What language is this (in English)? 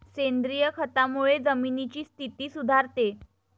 Marathi